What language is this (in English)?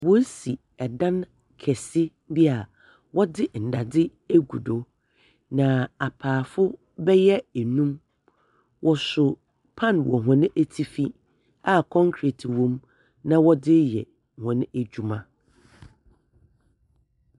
Akan